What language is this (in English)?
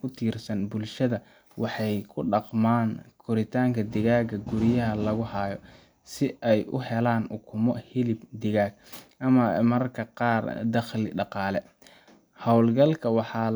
Somali